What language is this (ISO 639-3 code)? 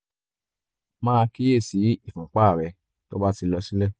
yor